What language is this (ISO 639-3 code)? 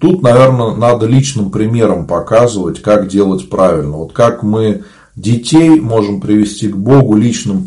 rus